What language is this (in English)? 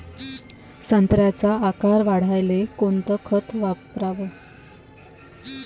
Marathi